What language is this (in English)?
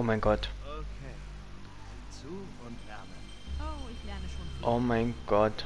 German